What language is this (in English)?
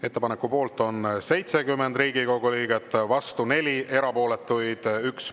Estonian